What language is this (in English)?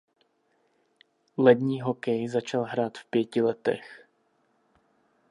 Czech